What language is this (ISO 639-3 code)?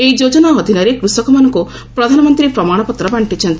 ori